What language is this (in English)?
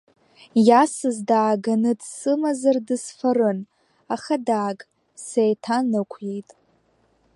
Abkhazian